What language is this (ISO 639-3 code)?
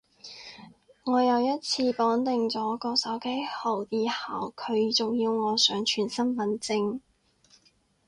yue